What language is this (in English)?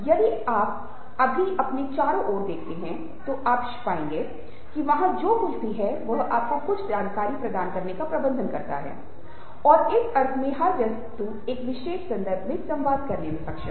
Hindi